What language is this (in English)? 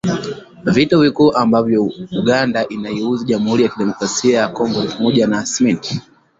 Swahili